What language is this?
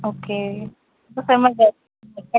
Punjabi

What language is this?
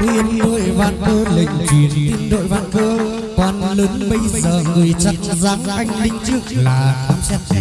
Vietnamese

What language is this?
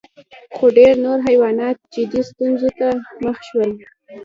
Pashto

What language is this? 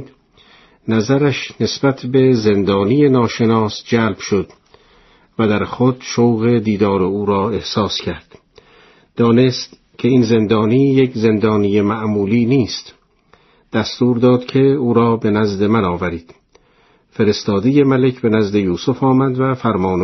Persian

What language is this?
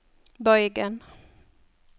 Norwegian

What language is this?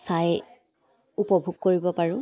Assamese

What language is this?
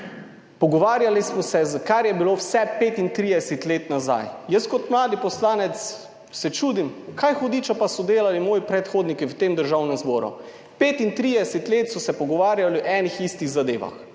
Slovenian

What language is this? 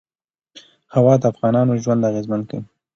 Pashto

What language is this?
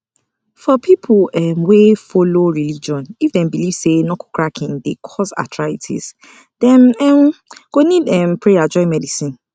Nigerian Pidgin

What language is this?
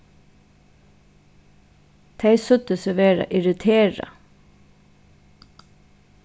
Faroese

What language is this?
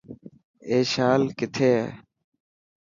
Dhatki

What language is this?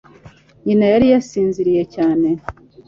Kinyarwanda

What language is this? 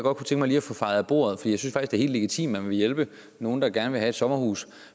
Danish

